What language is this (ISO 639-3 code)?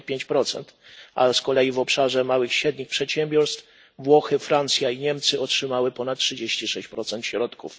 pol